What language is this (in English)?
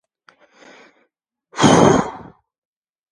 Georgian